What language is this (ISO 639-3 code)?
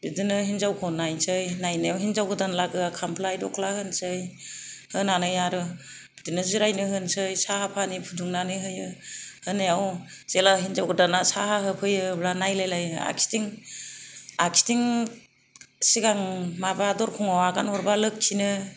brx